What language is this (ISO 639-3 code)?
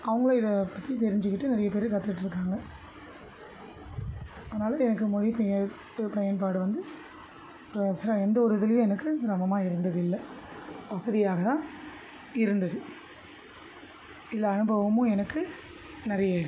tam